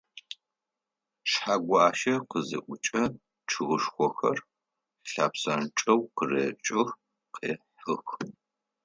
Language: Adyghe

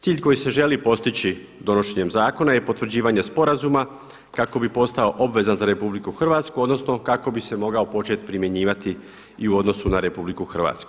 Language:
Croatian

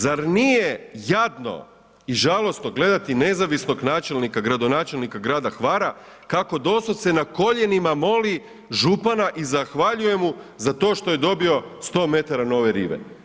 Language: Croatian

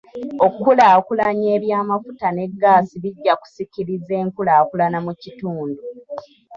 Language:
Ganda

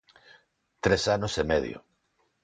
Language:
Galician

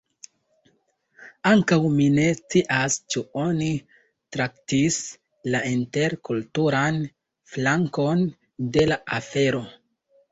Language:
Esperanto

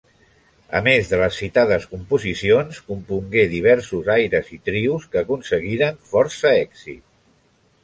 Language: Catalan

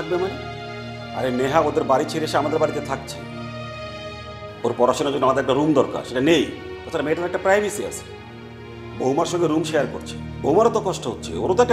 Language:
Bangla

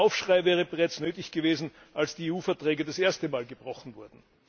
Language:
German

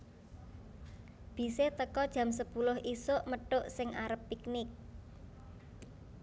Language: Javanese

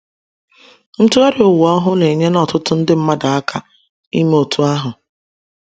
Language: Igbo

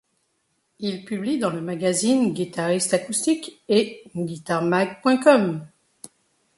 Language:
French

